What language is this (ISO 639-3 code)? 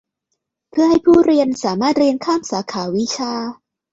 tha